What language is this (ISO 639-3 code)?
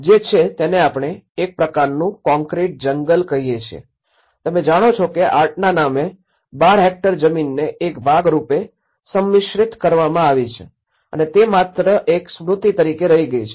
guj